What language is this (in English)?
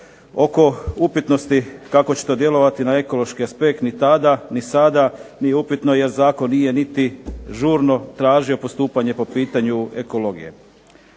Croatian